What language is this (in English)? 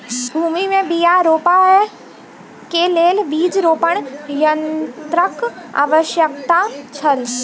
Maithili